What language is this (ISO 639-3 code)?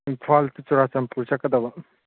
mni